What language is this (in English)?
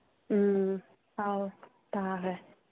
Manipuri